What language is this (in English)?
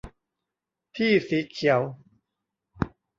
Thai